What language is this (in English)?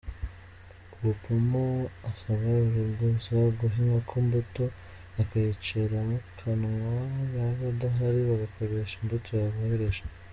Kinyarwanda